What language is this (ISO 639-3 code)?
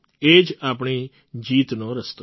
guj